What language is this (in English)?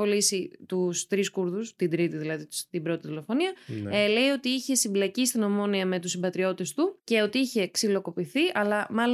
Greek